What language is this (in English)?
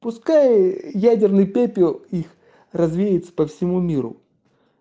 Russian